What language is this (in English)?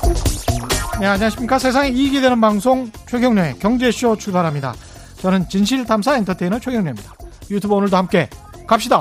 Korean